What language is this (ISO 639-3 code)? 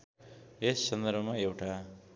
nep